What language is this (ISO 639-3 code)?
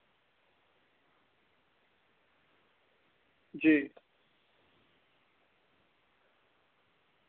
doi